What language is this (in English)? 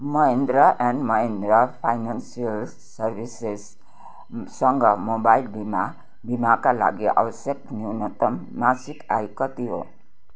Nepali